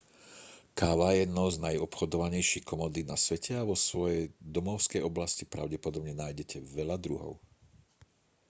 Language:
Slovak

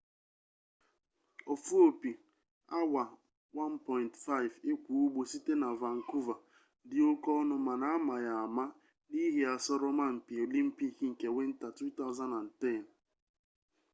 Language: Igbo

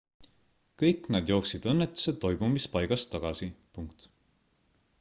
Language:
Estonian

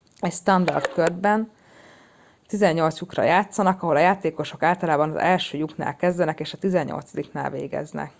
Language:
Hungarian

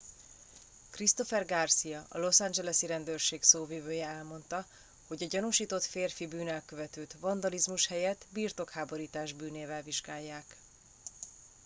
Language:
Hungarian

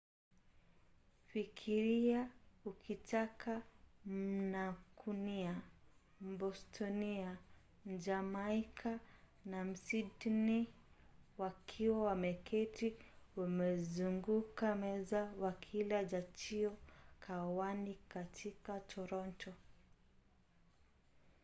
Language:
Swahili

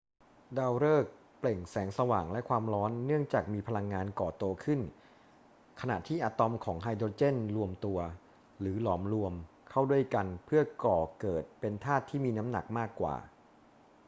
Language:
Thai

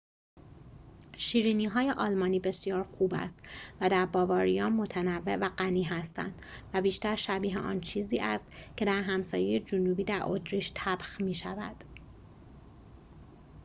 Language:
Persian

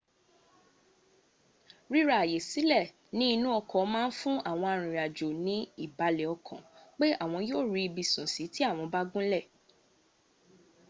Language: Yoruba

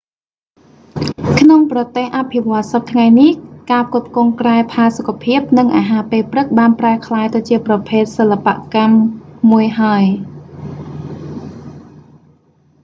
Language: Khmer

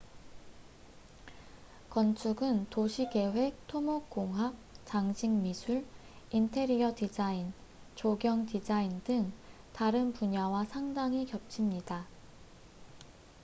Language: Korean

